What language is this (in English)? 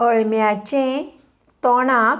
Konkani